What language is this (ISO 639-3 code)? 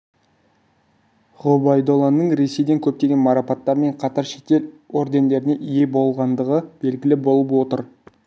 kaz